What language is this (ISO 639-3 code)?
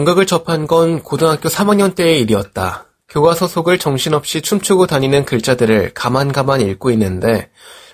kor